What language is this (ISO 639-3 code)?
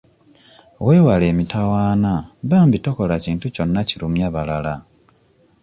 lug